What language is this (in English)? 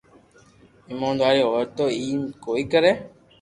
Loarki